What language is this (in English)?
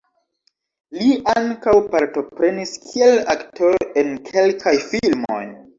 Esperanto